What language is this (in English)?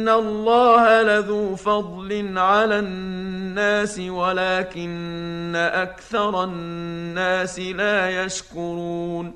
Arabic